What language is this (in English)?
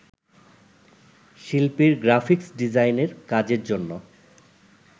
Bangla